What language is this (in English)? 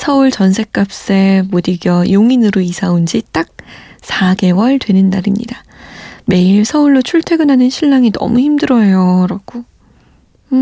Korean